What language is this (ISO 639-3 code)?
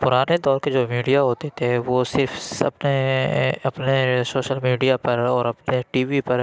urd